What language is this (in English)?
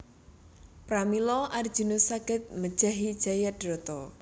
Javanese